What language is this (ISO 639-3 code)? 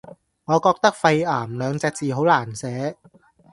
yue